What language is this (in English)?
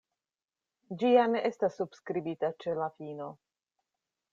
Esperanto